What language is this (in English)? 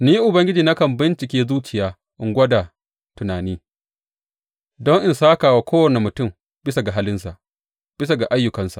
Hausa